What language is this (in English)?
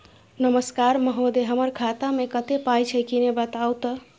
Maithili